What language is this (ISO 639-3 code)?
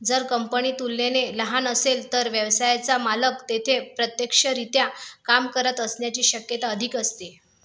mar